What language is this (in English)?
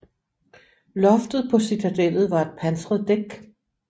Danish